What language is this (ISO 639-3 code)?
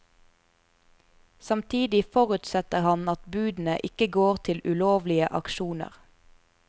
nor